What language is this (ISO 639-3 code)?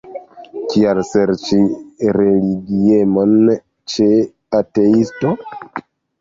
epo